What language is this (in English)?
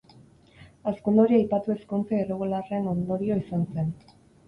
Basque